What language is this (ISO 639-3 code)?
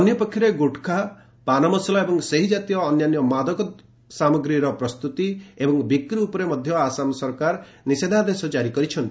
ori